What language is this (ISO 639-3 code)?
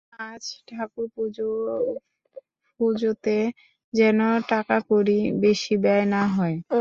ben